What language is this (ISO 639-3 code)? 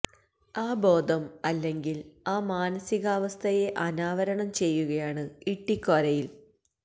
mal